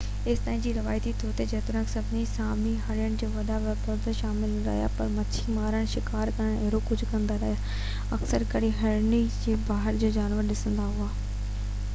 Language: Sindhi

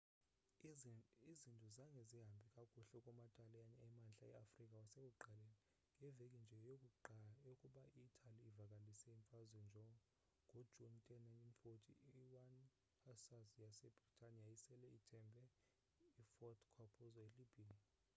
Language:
Xhosa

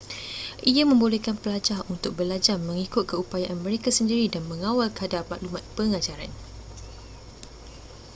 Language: Malay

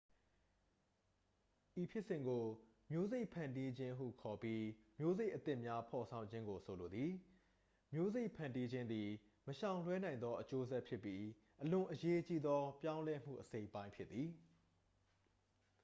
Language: Burmese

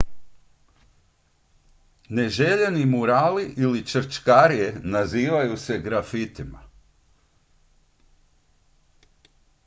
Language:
Croatian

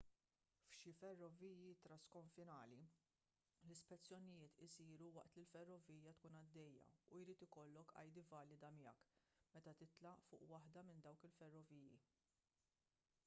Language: Maltese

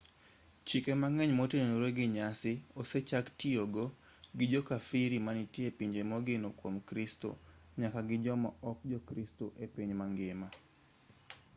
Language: Luo (Kenya and Tanzania)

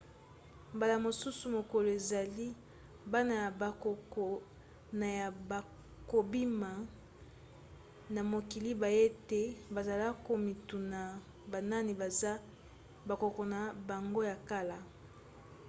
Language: Lingala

